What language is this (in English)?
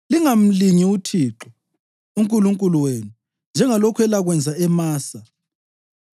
North Ndebele